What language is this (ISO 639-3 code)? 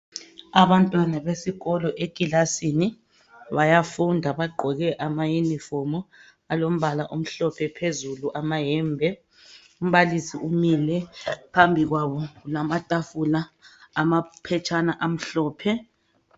nde